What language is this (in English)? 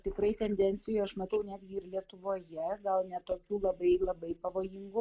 Lithuanian